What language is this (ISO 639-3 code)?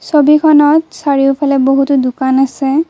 asm